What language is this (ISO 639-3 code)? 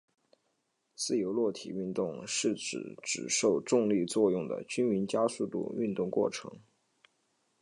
zho